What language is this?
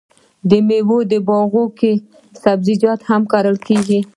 Pashto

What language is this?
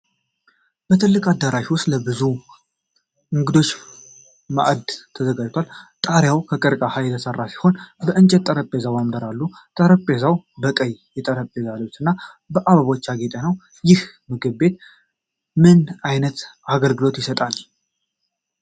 Amharic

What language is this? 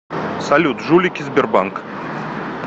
Russian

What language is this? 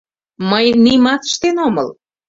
Mari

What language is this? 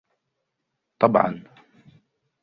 Arabic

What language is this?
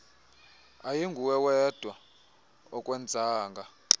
Xhosa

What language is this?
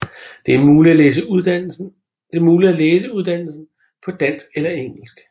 Danish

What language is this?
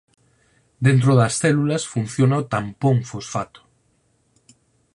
Galician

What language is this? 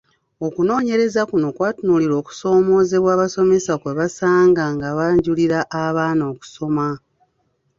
Ganda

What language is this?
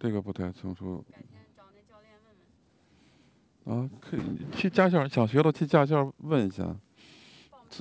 Chinese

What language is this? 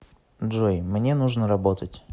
Russian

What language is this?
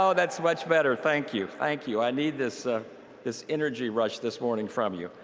English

